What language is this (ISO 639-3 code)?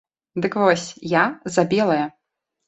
bel